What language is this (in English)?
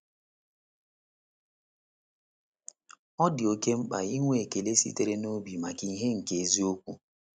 Igbo